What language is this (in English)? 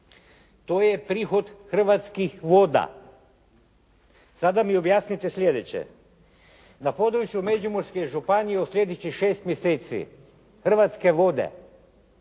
Croatian